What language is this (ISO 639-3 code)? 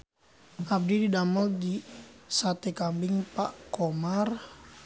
sun